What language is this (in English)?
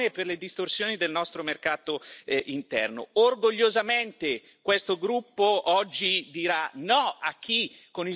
Italian